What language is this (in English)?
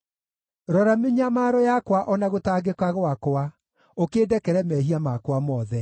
Kikuyu